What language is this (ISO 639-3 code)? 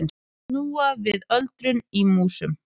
isl